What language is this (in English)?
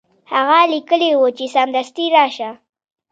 Pashto